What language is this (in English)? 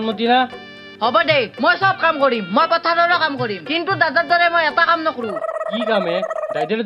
Indonesian